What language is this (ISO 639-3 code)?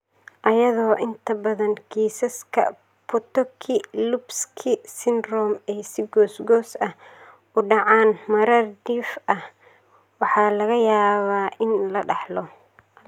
som